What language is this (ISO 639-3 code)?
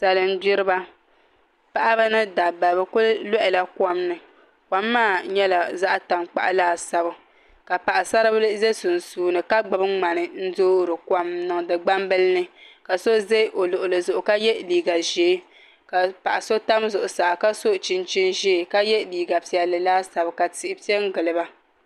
dag